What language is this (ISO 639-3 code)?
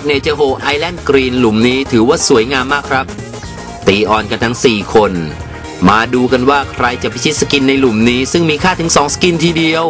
tha